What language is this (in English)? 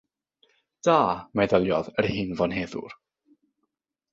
Welsh